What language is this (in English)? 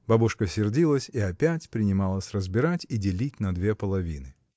Russian